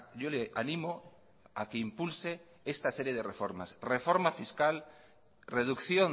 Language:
Spanish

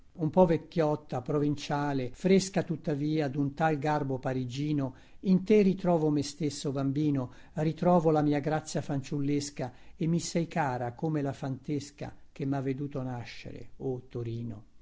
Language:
Italian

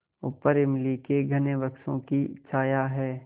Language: Hindi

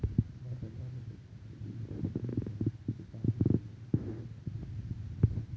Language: Telugu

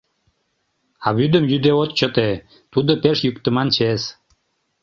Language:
Mari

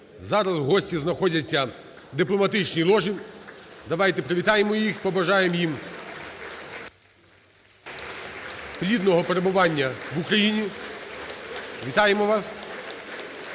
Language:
Ukrainian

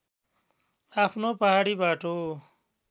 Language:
Nepali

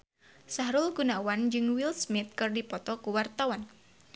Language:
Sundanese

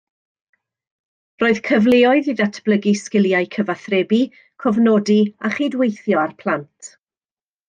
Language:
Welsh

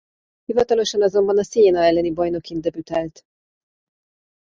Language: Hungarian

